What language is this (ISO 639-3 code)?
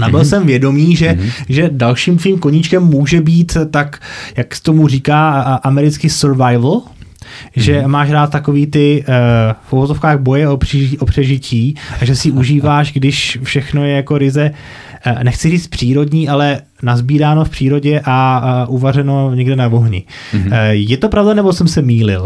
ces